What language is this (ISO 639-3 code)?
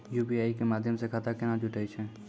mai